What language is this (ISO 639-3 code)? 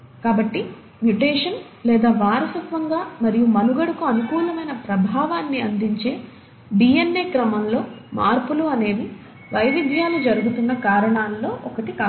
tel